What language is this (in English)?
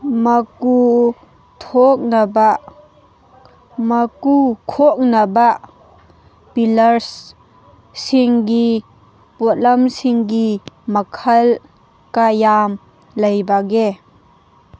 Manipuri